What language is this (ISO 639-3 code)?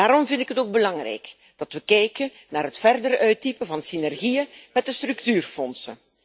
nld